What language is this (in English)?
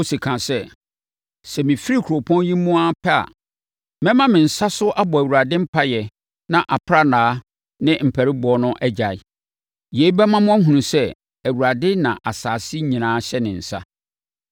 Akan